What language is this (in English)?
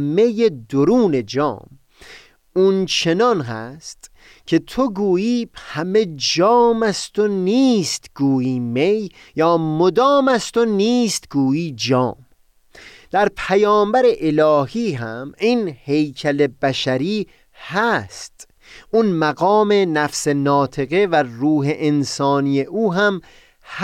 Persian